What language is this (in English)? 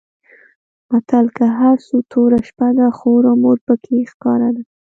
Pashto